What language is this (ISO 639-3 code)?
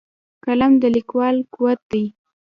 pus